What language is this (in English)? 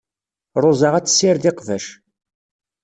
Kabyle